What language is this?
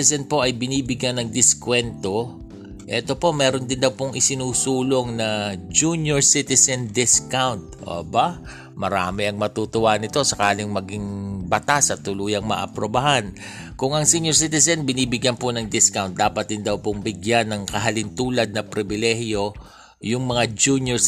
Filipino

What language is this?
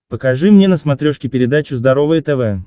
Russian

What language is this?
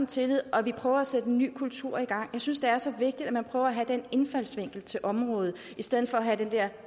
Danish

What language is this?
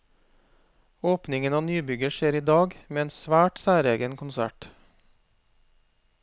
Norwegian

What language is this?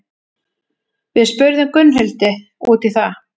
Icelandic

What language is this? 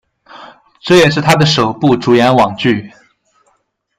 Chinese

